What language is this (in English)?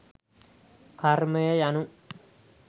Sinhala